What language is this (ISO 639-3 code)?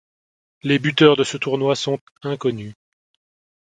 fra